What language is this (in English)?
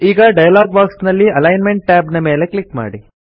Kannada